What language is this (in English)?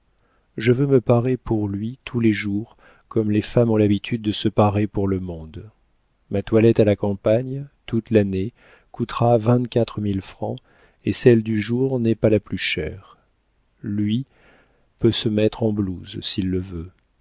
French